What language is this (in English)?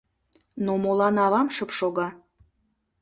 Mari